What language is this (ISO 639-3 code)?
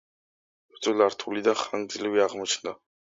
kat